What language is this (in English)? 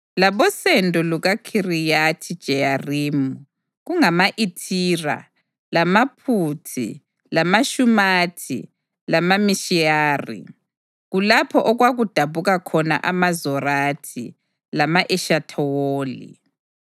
North Ndebele